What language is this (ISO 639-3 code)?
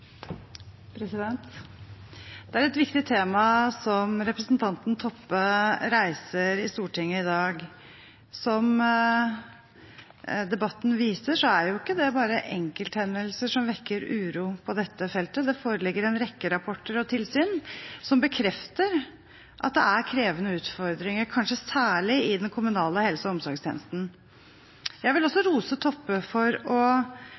nob